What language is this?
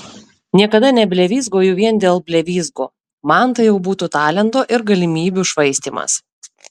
Lithuanian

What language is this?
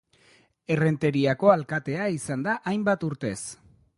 Basque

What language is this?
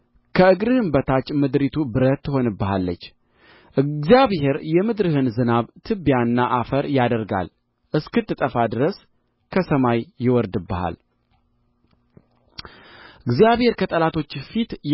Amharic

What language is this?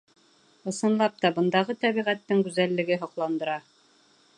Bashkir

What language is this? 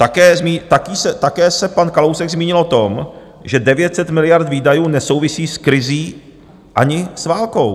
Czech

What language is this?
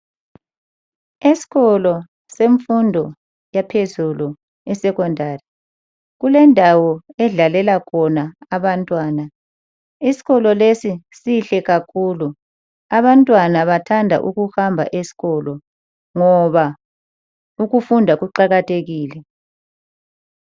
North Ndebele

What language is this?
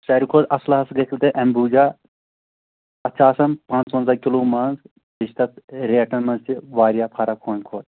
Kashmiri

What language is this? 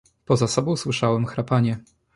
Polish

